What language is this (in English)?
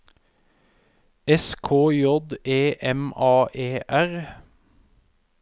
Norwegian